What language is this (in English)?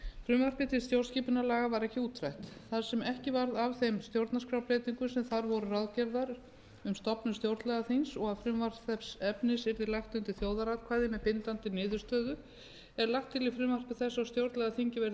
Icelandic